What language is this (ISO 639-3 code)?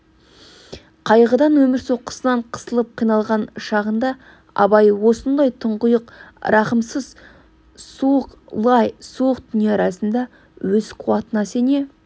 kaz